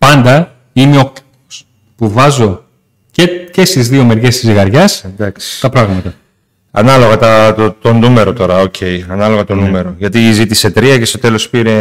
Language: Greek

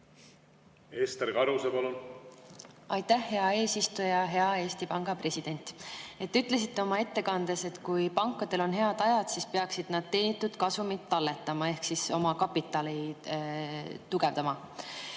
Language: Estonian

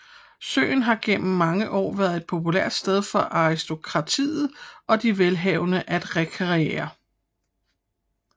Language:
Danish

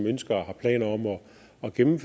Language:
Danish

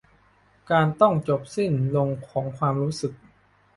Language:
Thai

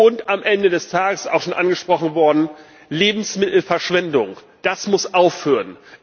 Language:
German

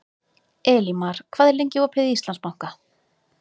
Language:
Icelandic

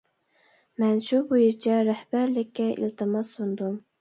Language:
Uyghur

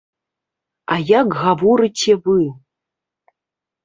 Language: Belarusian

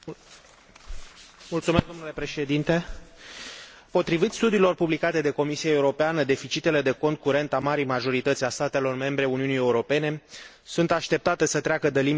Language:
Romanian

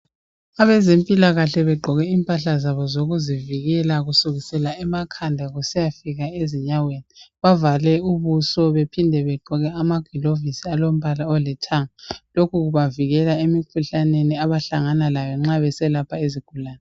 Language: North Ndebele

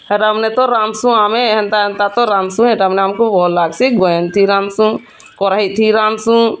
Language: Odia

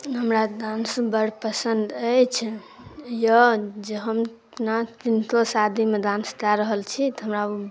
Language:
Maithili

